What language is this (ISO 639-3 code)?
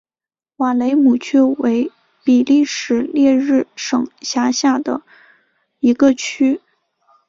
zho